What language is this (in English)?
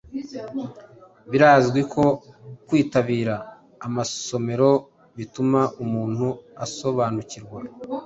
Kinyarwanda